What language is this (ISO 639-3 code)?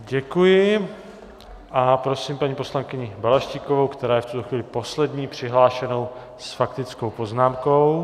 ces